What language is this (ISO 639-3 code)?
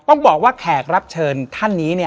tha